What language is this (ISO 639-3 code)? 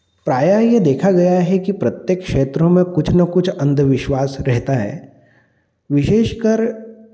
hin